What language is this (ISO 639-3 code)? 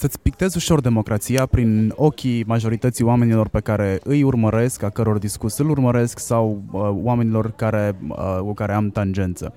ron